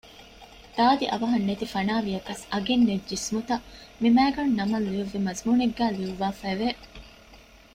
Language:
Divehi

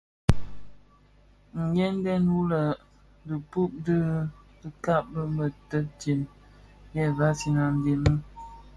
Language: Bafia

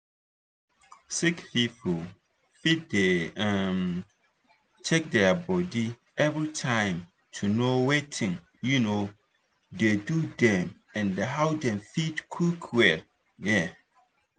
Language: Nigerian Pidgin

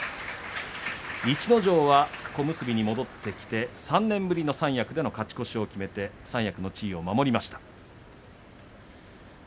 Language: Japanese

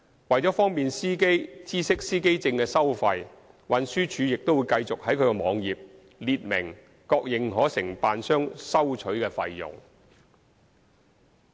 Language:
Cantonese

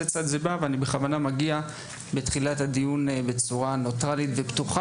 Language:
Hebrew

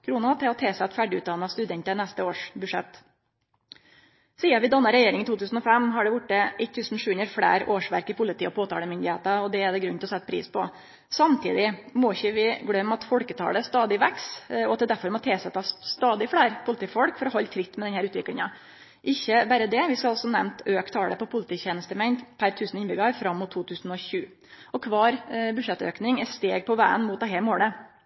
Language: Norwegian Nynorsk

